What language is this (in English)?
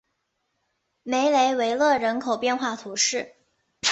Chinese